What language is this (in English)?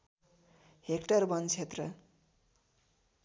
Nepali